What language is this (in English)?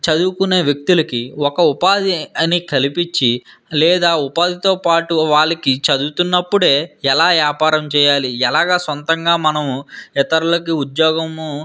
Telugu